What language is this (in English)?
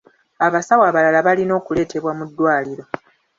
Ganda